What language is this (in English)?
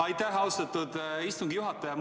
Estonian